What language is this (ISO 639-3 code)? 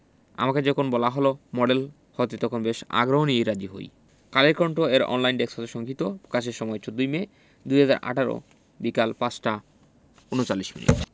ben